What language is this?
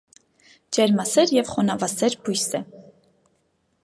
Armenian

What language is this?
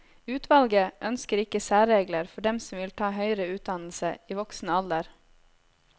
Norwegian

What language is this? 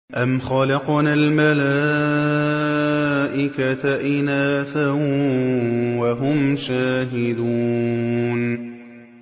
Arabic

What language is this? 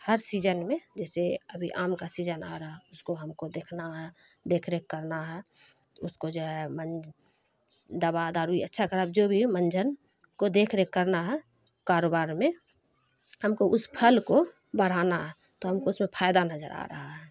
Urdu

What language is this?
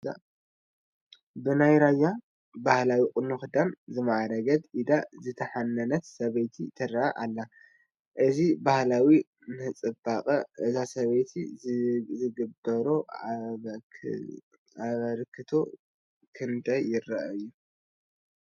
Tigrinya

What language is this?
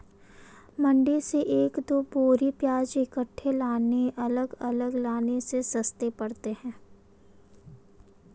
Hindi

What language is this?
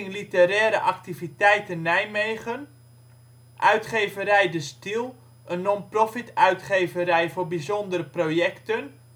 Dutch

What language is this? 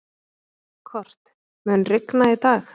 Icelandic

